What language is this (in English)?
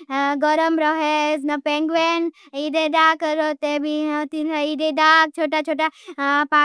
Bhili